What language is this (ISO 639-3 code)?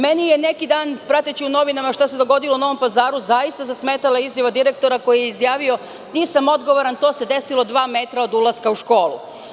srp